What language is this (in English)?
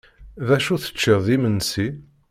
Kabyle